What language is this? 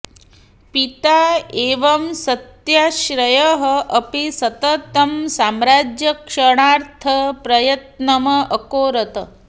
Sanskrit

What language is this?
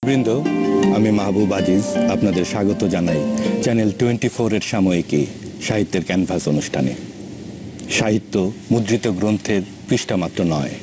Bangla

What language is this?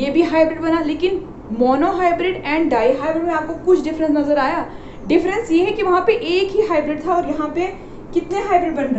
Hindi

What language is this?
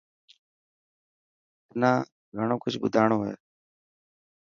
Dhatki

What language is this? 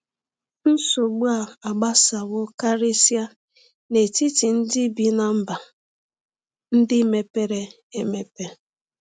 Igbo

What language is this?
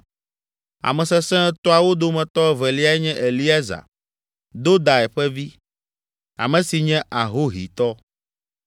Ewe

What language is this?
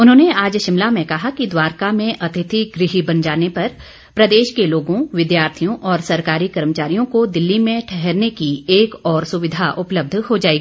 Hindi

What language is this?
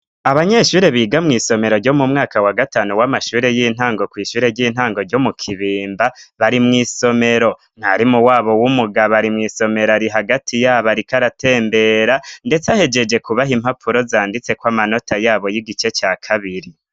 Rundi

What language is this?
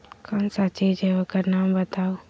Magahi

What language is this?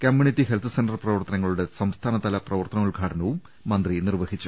Malayalam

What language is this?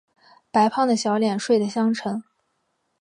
Chinese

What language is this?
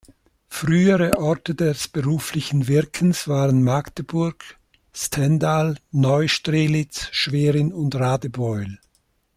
German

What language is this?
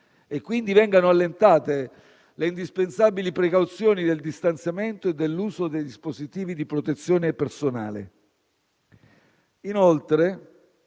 Italian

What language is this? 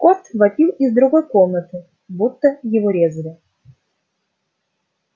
Russian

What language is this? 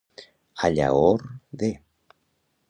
Catalan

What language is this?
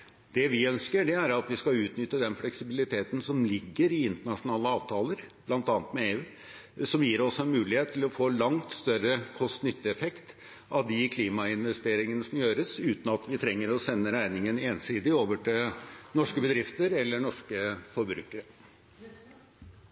Norwegian Bokmål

